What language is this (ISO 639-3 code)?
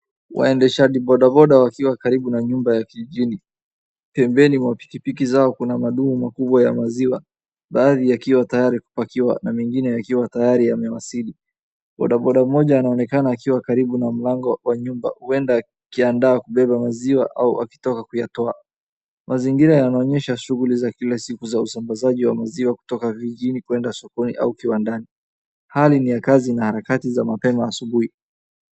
swa